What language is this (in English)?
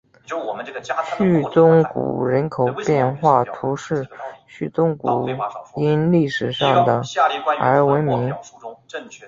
Chinese